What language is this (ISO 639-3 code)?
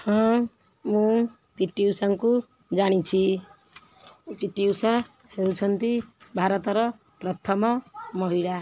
ori